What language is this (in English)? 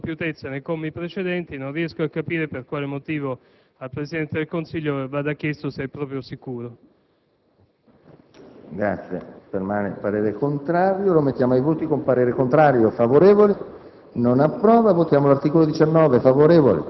Italian